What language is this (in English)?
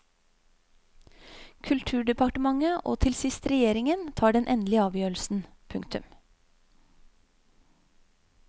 Norwegian